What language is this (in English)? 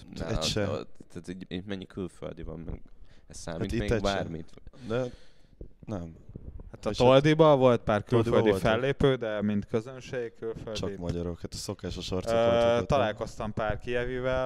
Hungarian